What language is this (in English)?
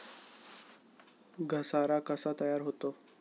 Marathi